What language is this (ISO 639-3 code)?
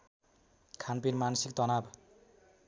nep